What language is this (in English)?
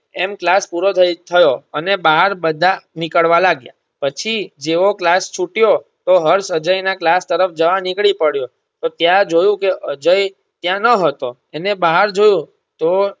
Gujarati